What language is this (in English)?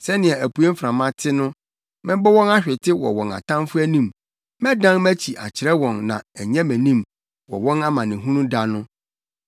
Akan